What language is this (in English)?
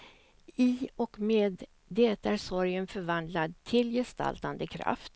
Swedish